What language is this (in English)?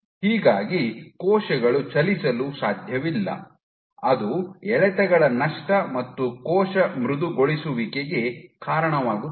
Kannada